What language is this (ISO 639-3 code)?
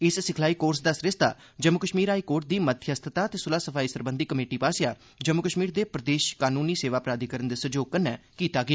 doi